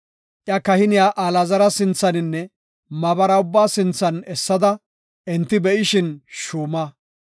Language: Gofa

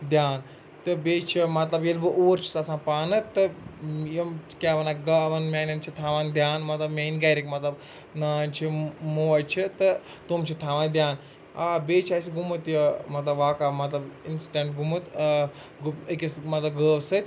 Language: Kashmiri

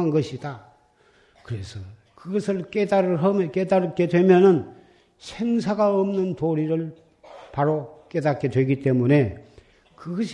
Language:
Korean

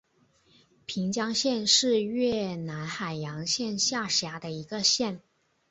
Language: Chinese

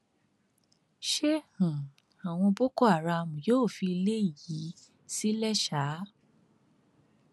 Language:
Yoruba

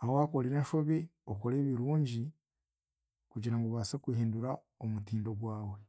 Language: Chiga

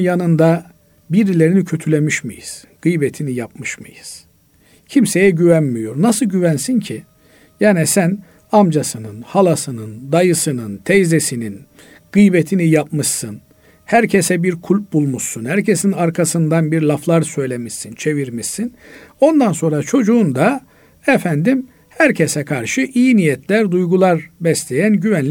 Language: Turkish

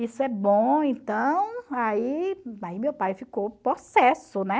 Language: Portuguese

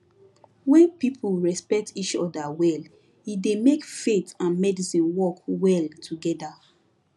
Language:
Nigerian Pidgin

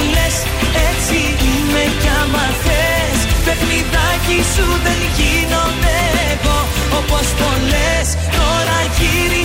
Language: Greek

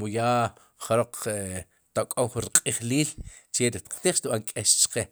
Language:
Sipacapense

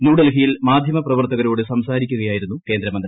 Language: Malayalam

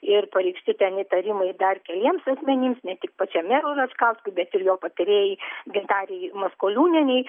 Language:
Lithuanian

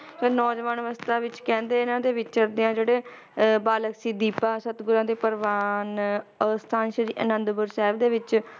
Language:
Punjabi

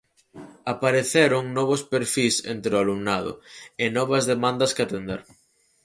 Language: Galician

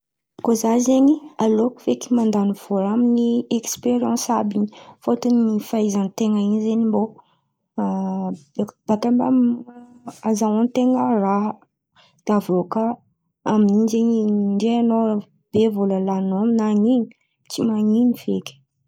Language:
Antankarana Malagasy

